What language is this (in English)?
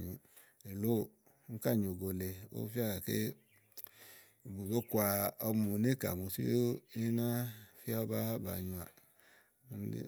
Igo